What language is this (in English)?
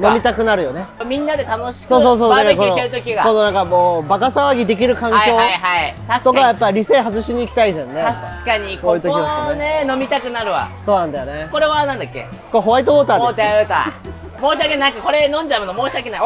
Japanese